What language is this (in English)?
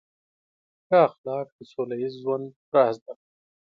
Pashto